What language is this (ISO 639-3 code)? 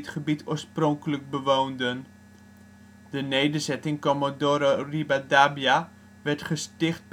nld